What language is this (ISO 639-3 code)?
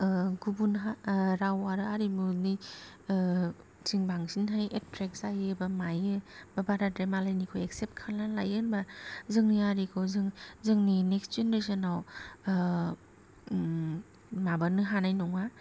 brx